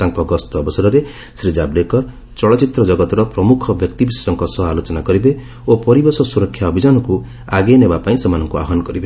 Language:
Odia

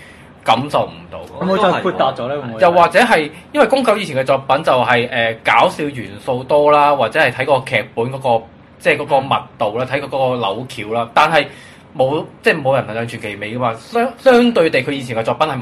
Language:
Chinese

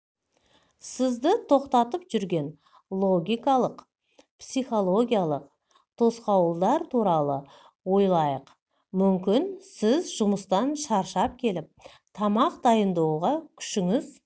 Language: Kazakh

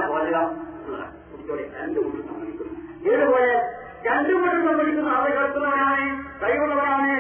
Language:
Malayalam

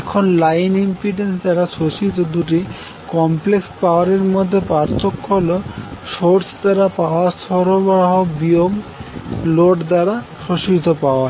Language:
Bangla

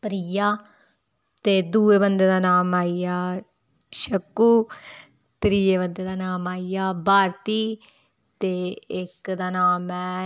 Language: Dogri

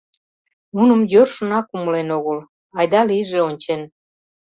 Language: Mari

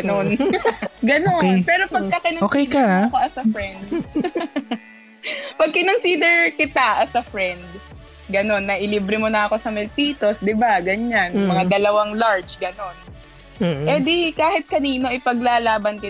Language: Filipino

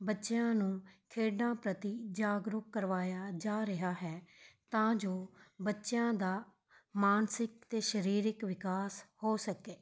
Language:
Punjabi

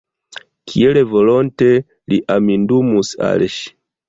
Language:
Esperanto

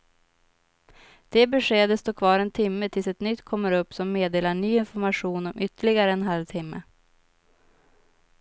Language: Swedish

